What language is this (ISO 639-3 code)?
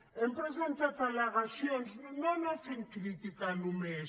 cat